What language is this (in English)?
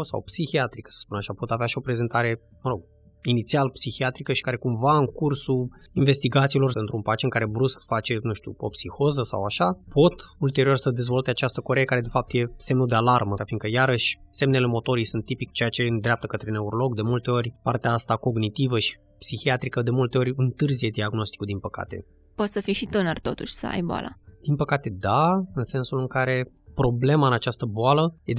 Romanian